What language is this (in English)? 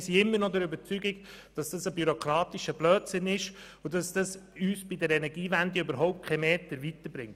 Swiss German